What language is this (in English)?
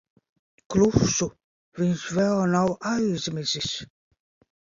Latvian